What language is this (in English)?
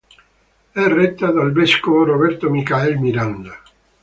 Italian